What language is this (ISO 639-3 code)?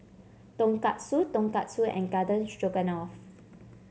eng